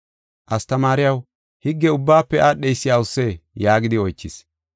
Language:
Gofa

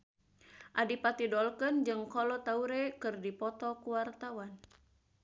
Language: Sundanese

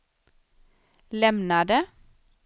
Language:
Swedish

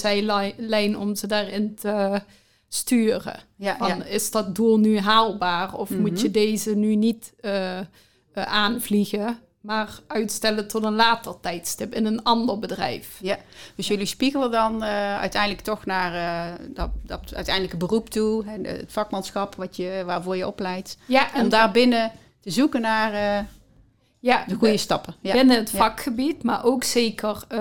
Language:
Dutch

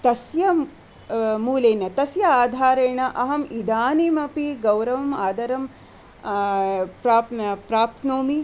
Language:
Sanskrit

